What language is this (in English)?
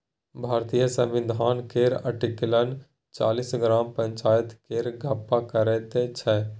Maithili